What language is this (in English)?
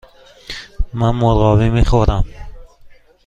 Persian